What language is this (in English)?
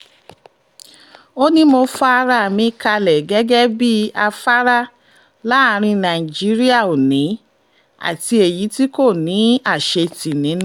Yoruba